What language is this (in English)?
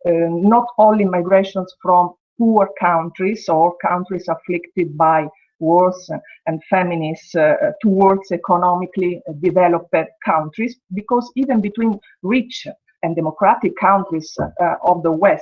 English